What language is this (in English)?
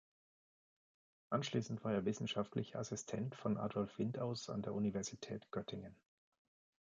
German